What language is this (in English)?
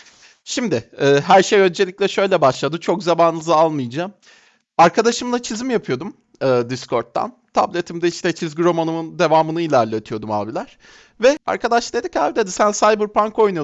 Turkish